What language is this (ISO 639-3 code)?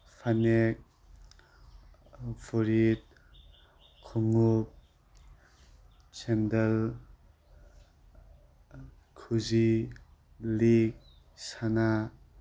mni